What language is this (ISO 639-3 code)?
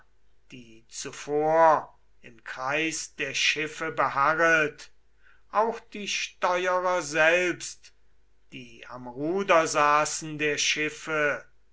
deu